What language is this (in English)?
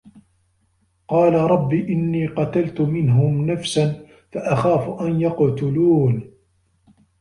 Arabic